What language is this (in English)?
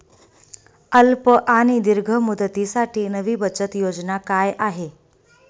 Marathi